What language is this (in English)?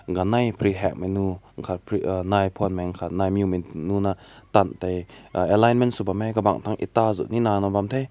Rongmei Naga